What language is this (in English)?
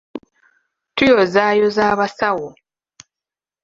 Ganda